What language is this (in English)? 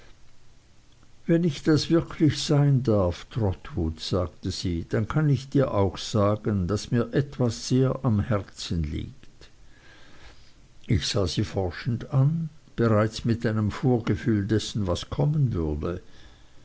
German